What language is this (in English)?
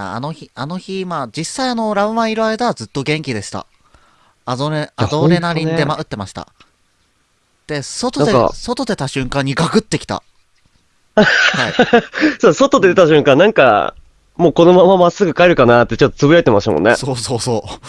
Japanese